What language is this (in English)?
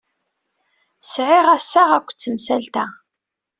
Kabyle